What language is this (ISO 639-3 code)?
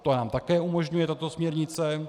ces